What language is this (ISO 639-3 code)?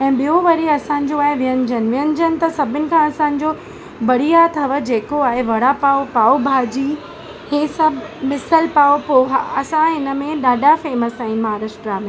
snd